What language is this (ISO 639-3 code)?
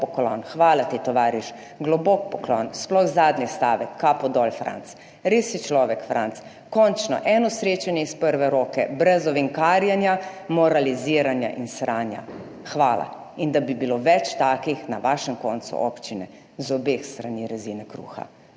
slv